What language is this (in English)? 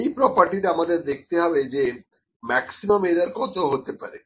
Bangla